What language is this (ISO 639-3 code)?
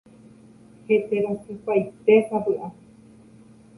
grn